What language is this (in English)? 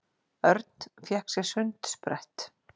Icelandic